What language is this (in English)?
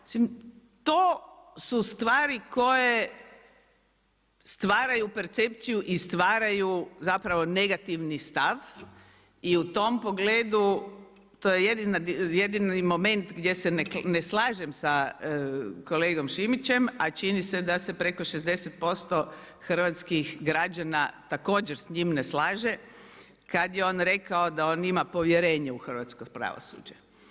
Croatian